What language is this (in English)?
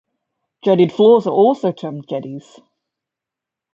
English